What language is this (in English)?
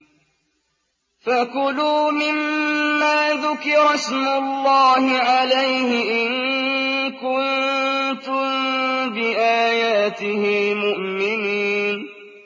Arabic